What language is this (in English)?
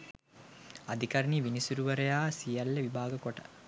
Sinhala